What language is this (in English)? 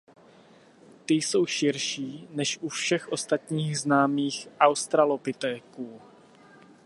Czech